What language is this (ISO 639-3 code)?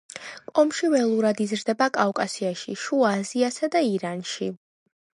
kat